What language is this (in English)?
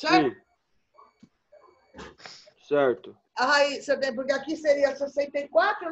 Portuguese